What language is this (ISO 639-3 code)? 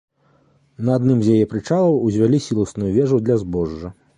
bel